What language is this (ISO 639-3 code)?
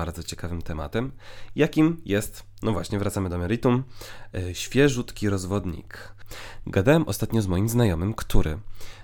pol